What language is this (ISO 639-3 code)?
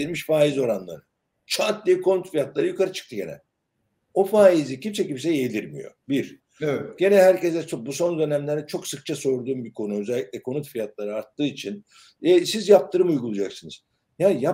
tur